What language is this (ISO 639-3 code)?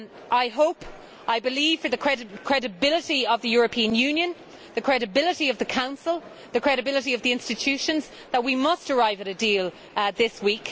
eng